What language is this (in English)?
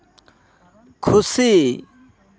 Santali